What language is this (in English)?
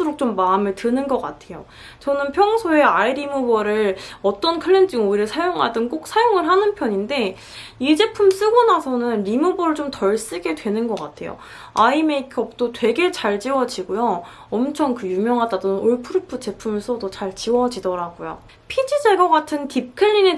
Korean